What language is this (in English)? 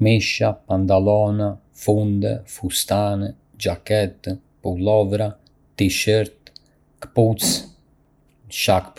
Arbëreshë Albanian